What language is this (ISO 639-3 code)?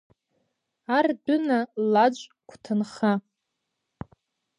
abk